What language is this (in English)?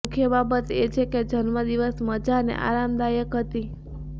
Gujarati